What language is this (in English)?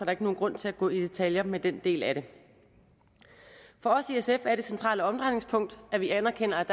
Danish